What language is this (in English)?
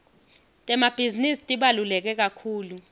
Swati